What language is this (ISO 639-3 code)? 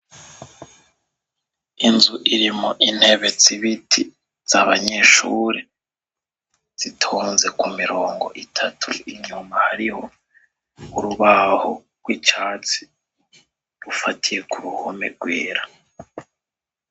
run